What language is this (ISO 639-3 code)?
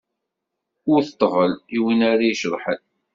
kab